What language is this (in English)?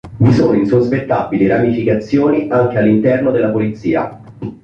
Italian